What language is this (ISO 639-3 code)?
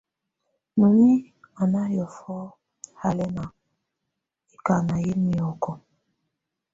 tvu